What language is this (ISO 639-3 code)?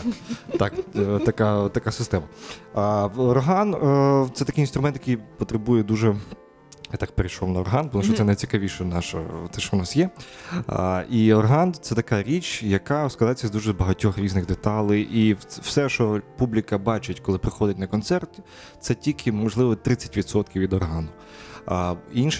ukr